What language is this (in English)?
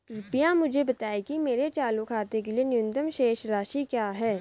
Hindi